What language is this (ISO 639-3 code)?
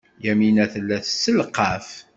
kab